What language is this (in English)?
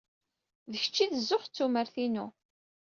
Kabyle